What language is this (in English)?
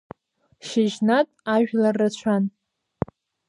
Abkhazian